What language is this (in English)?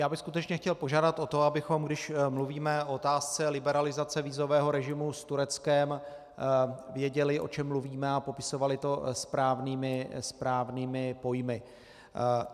Czech